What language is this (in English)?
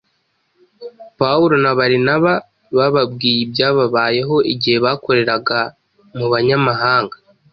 Kinyarwanda